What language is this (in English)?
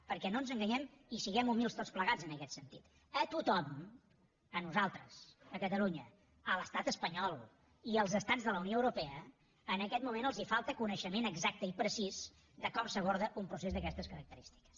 Catalan